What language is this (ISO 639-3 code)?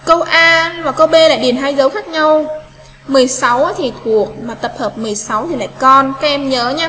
vie